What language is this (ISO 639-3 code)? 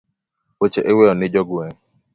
luo